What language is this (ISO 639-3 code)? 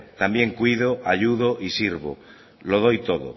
spa